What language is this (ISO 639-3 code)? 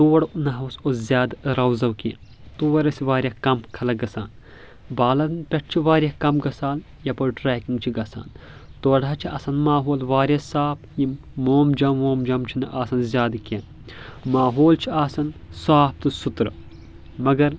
kas